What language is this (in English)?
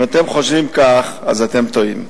Hebrew